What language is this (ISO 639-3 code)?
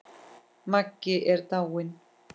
isl